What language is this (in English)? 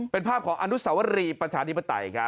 Thai